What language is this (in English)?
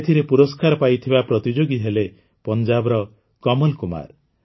Odia